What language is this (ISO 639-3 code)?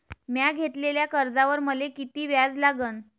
mar